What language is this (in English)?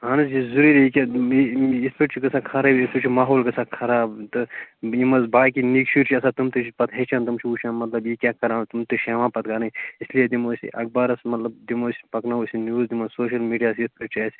Kashmiri